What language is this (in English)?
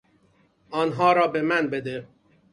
Persian